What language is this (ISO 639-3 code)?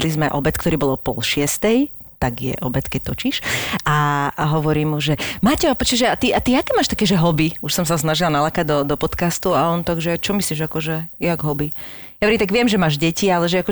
slk